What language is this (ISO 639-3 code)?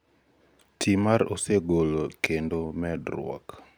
luo